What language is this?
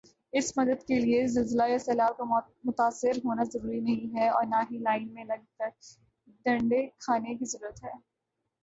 Urdu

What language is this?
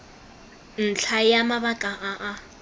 Tswana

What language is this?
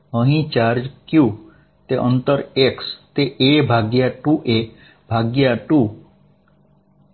Gujarati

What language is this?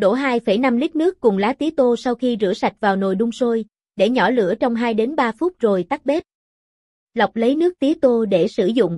Vietnamese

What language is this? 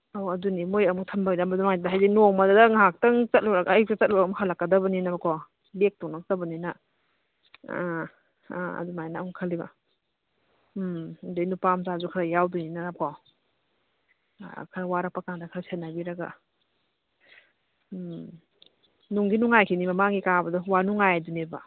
Manipuri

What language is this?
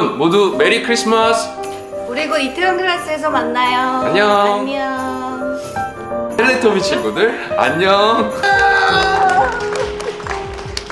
Korean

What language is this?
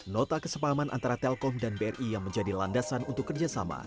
Indonesian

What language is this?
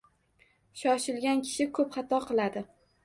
Uzbek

